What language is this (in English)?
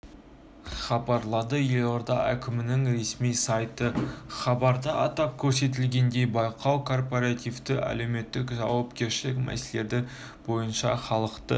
Kazakh